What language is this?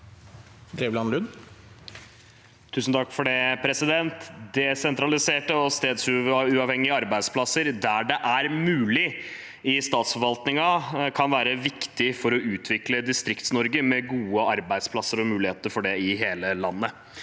Norwegian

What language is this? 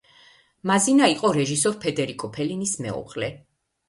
Georgian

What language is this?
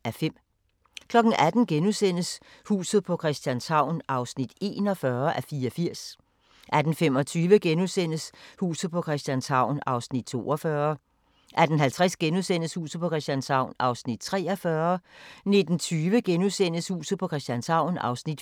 Danish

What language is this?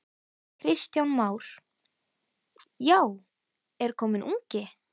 Icelandic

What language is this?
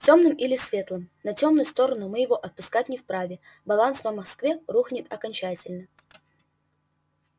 Russian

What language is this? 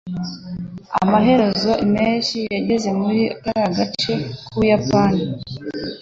Kinyarwanda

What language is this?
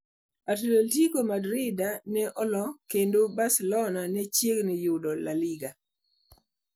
Luo (Kenya and Tanzania)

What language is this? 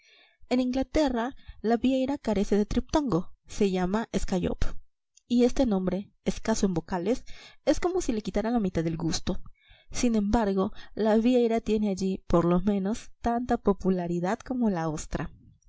Spanish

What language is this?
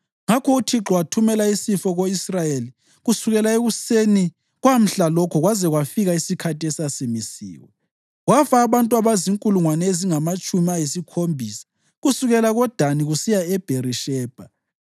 North Ndebele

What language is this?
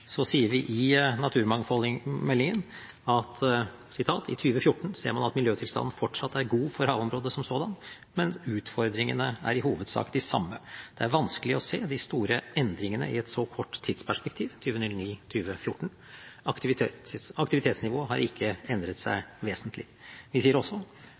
Norwegian Bokmål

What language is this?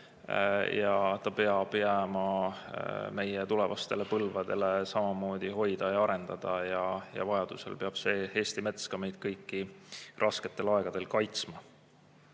Estonian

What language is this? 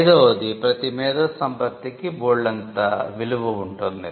Telugu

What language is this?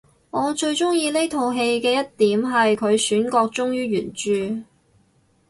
Cantonese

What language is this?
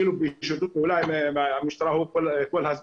Hebrew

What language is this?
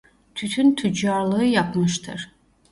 Turkish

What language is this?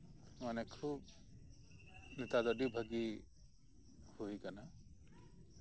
Santali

